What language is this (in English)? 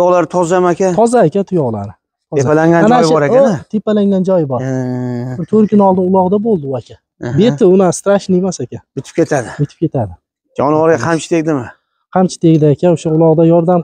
Turkish